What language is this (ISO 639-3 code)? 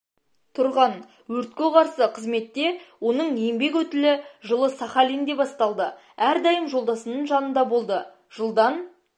kaz